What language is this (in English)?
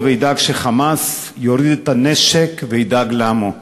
Hebrew